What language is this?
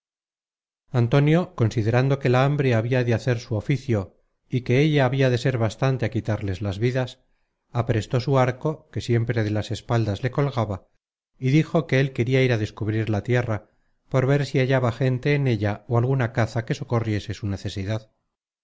Spanish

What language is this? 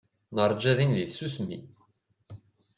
Kabyle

